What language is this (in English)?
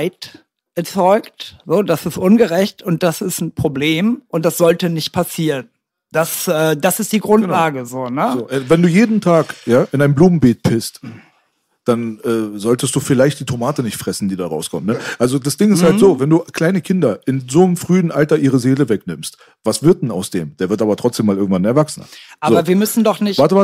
German